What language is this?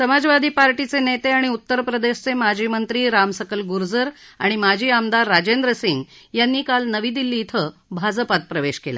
Marathi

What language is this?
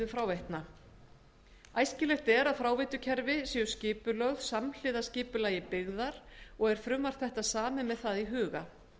Icelandic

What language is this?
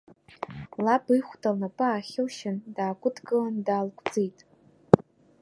Abkhazian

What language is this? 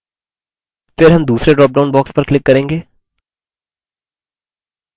Hindi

